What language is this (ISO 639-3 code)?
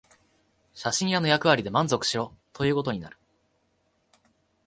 jpn